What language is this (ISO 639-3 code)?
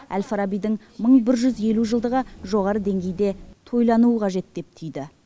kaz